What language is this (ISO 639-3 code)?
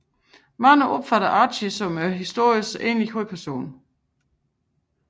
dan